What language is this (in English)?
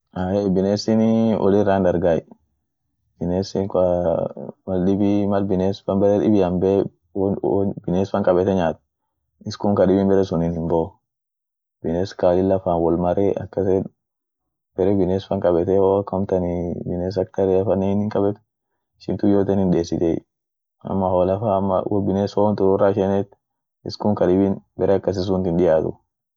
Orma